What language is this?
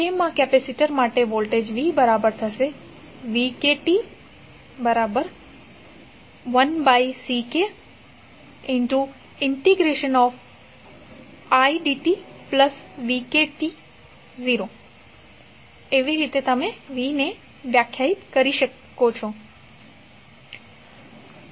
Gujarati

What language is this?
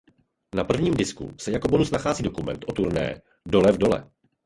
Czech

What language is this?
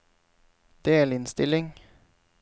Norwegian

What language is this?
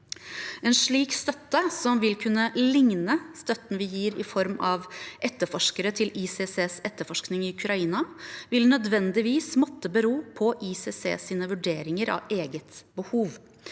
Norwegian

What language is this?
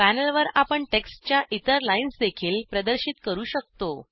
Marathi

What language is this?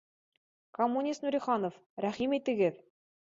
Bashkir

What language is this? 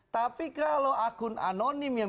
Indonesian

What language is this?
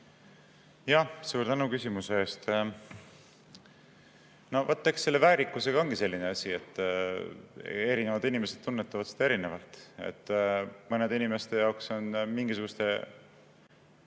Estonian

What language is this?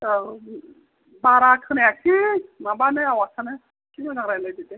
Bodo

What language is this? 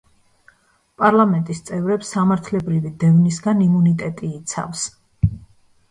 Georgian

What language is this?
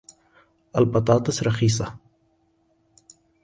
Arabic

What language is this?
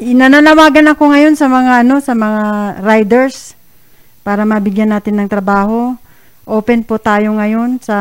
Filipino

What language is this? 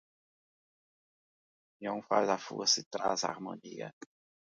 Portuguese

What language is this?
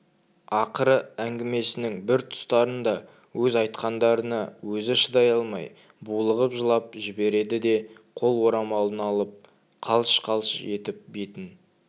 Kazakh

